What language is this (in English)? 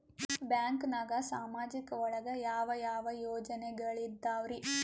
Kannada